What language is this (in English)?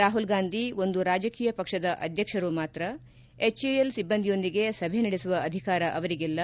Kannada